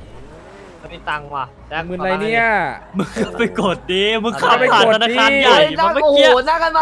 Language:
Thai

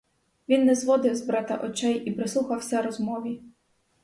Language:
Ukrainian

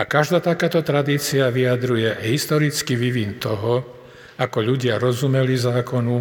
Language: Slovak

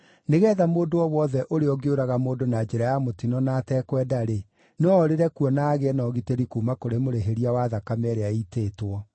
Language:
Kikuyu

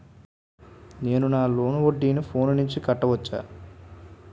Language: Telugu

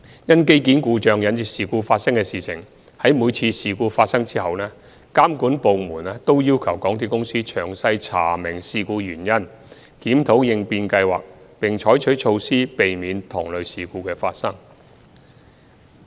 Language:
Cantonese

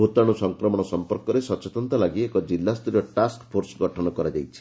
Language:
Odia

